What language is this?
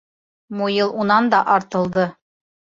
Bashkir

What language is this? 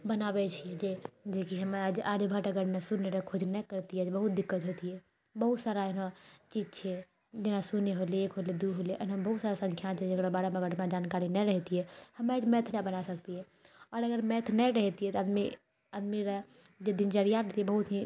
Maithili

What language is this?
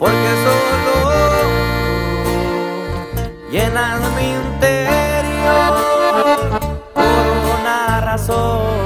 Spanish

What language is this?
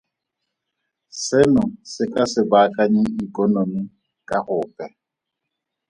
Tswana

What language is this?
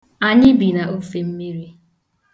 Igbo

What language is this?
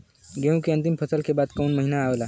Bhojpuri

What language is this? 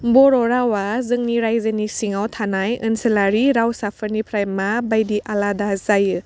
Bodo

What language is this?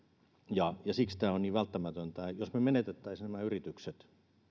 Finnish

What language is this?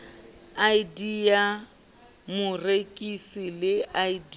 Southern Sotho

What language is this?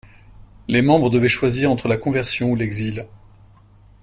French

